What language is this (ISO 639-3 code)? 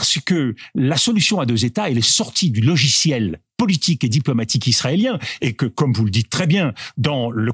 fra